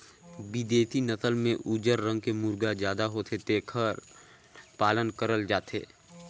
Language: Chhattisgarhi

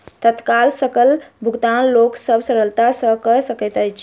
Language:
Maithili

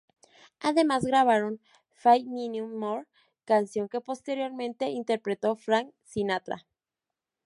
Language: Spanish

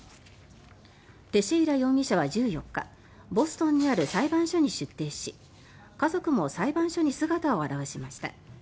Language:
Japanese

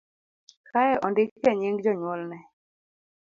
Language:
Luo (Kenya and Tanzania)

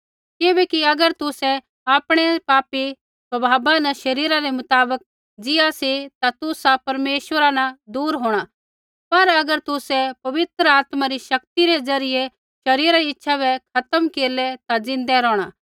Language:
Kullu Pahari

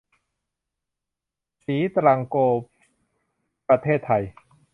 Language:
Thai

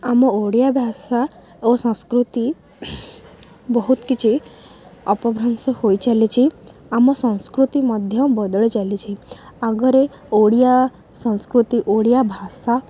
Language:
Odia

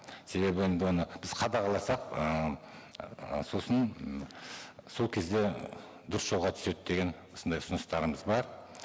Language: Kazakh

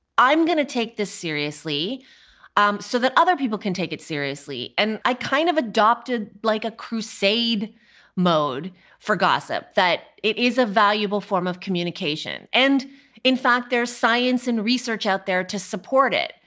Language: English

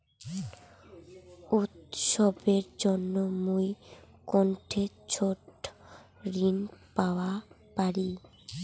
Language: Bangla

